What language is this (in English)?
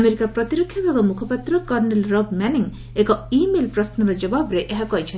Odia